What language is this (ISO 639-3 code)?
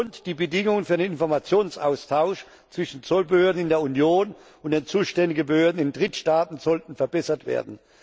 deu